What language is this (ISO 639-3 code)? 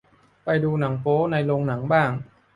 tha